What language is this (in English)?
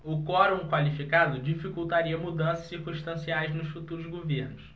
Portuguese